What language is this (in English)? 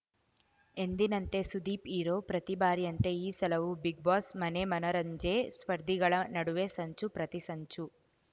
Kannada